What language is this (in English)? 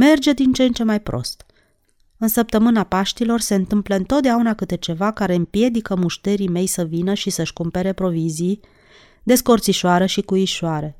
Romanian